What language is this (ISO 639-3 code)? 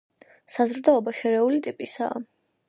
kat